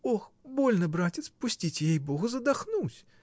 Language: Russian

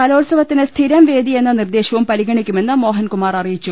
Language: Malayalam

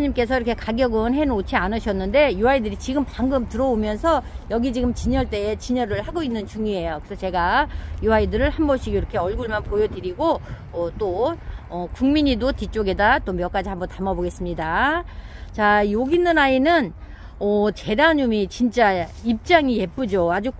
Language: Korean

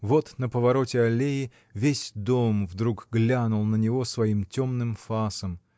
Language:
Russian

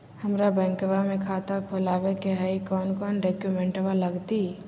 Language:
Magahi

